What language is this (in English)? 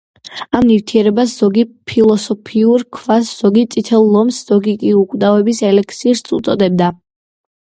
Georgian